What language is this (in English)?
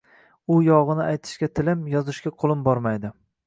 Uzbek